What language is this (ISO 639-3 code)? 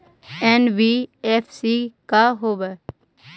mag